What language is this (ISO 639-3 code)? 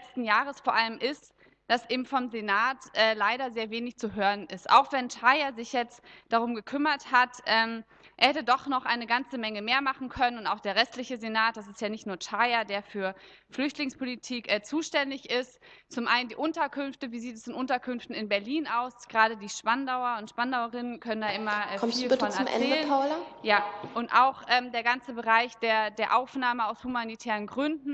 deu